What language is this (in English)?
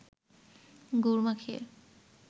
Bangla